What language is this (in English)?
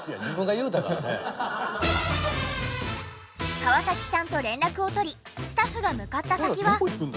Japanese